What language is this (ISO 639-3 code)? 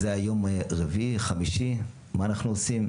heb